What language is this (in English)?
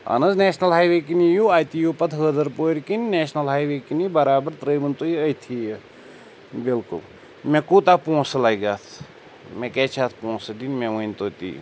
Kashmiri